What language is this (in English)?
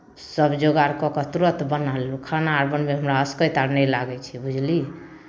Maithili